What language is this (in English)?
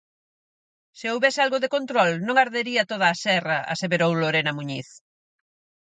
Galician